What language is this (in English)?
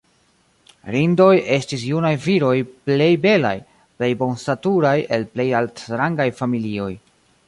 Esperanto